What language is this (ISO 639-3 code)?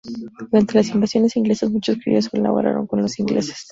spa